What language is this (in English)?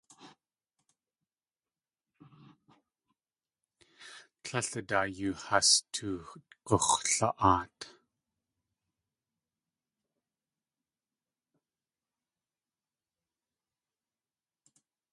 Tlingit